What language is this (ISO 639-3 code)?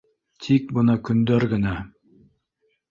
bak